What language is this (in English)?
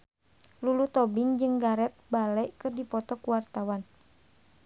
Sundanese